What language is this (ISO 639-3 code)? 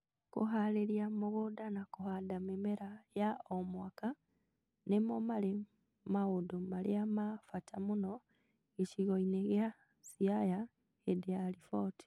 kik